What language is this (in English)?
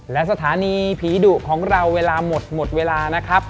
Thai